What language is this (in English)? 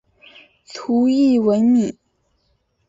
Chinese